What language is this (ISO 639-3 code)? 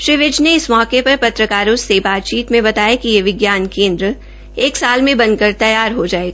hin